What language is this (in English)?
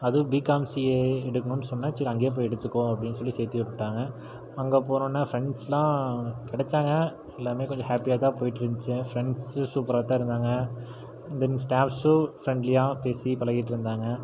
Tamil